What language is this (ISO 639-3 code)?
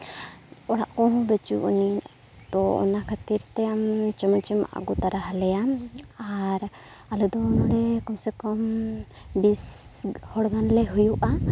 sat